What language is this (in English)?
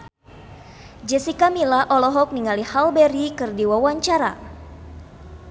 Sundanese